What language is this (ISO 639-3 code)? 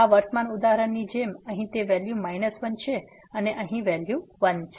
guj